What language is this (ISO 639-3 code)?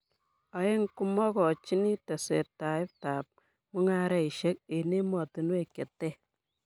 kln